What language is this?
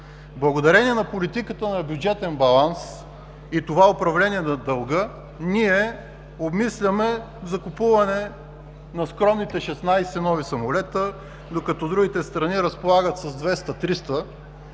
Bulgarian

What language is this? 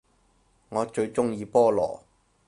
Cantonese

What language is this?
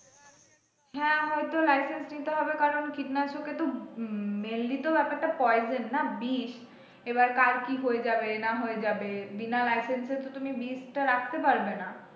Bangla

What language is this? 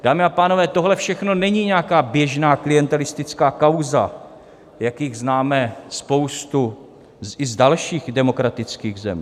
Czech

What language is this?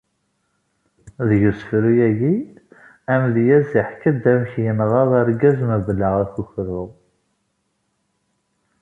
Kabyle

